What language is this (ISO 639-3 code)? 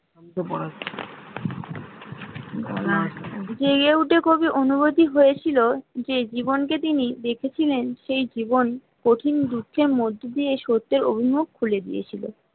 ben